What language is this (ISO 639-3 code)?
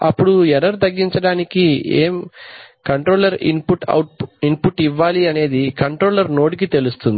tel